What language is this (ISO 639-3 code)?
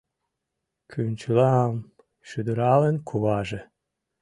chm